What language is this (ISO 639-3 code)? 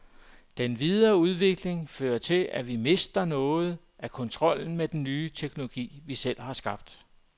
dan